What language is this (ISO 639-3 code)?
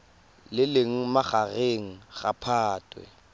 tsn